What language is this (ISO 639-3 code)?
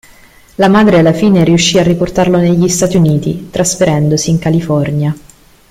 ita